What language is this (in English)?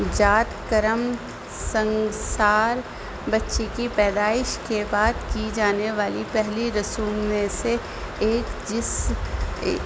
Urdu